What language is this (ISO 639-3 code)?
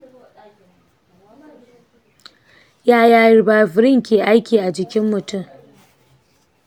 hau